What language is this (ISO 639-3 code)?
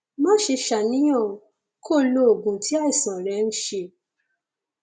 yor